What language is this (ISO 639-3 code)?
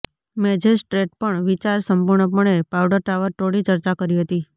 guj